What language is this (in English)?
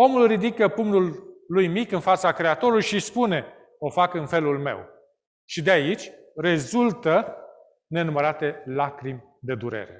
Romanian